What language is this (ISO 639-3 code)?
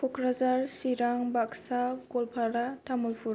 brx